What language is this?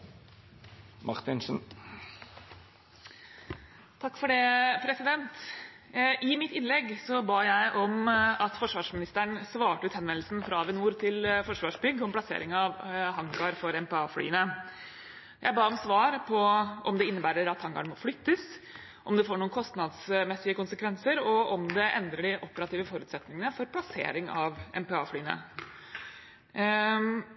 Norwegian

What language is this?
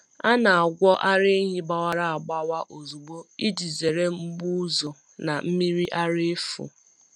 Igbo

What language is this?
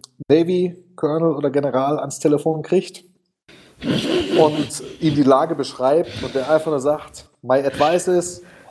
German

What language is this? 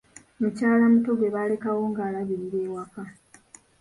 Ganda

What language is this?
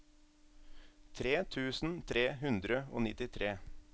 Norwegian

